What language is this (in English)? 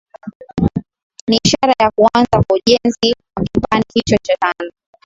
Swahili